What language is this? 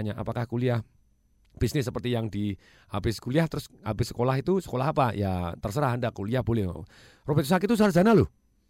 Indonesian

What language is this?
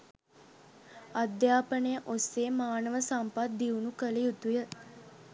Sinhala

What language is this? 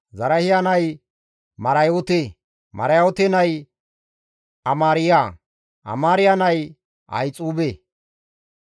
Gamo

